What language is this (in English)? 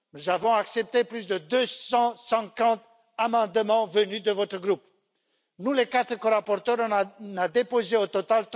French